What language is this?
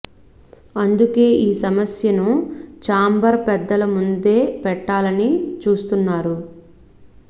Telugu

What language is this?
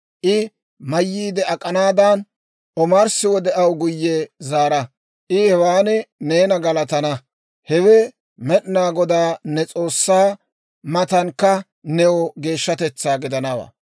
Dawro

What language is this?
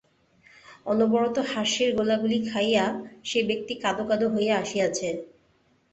Bangla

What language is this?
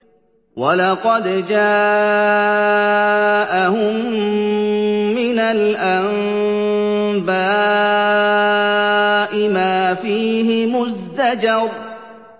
Arabic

